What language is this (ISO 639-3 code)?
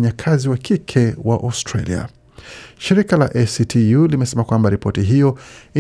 swa